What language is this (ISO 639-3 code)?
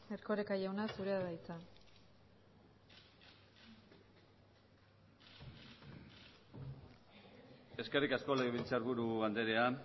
eus